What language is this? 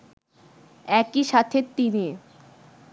Bangla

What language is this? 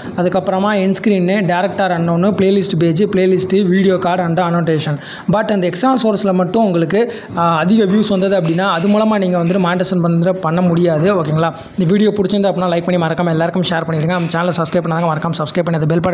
Indonesian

